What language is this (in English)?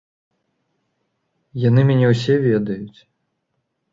Belarusian